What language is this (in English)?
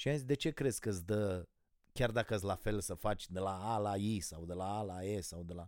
Romanian